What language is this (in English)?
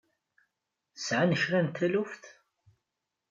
Kabyle